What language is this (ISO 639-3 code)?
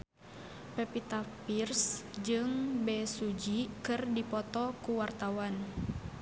sun